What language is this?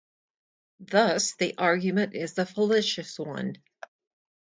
English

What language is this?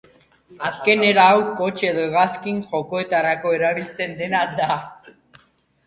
Basque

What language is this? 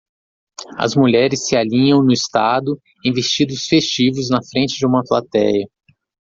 Portuguese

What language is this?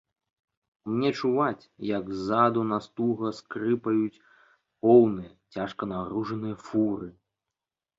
Belarusian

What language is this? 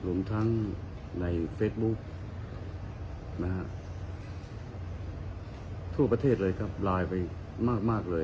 Thai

